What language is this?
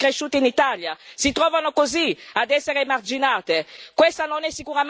Italian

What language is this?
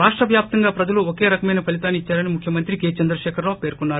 Telugu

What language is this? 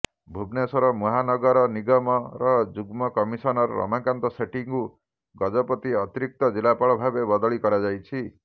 Odia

